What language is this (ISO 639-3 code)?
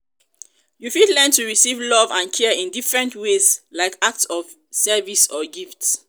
pcm